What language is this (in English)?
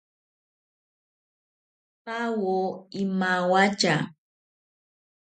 Ashéninka Perené